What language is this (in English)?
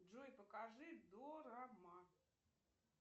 Russian